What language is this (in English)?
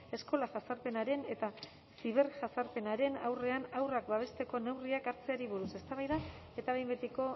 Basque